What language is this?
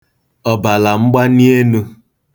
Igbo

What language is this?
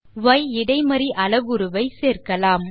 Tamil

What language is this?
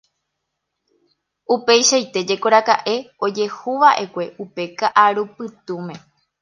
Guarani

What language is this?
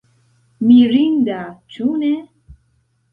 Esperanto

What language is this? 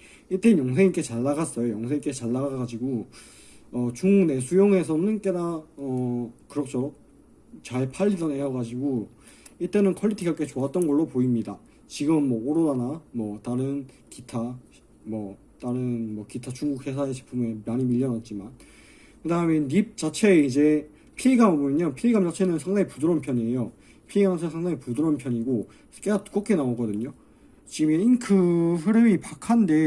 Korean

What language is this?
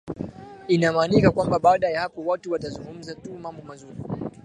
Swahili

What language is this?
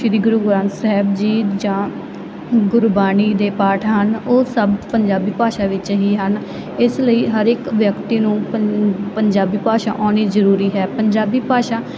Punjabi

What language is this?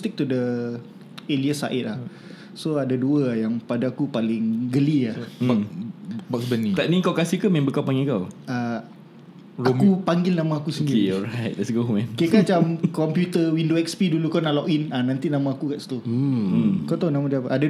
Malay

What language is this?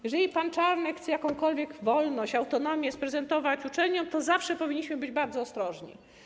Polish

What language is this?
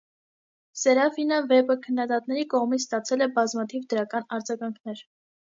Armenian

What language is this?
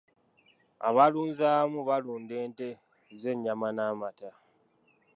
Ganda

